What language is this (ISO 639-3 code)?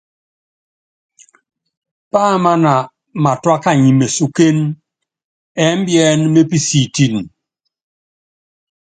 yav